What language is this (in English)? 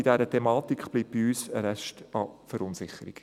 Swiss German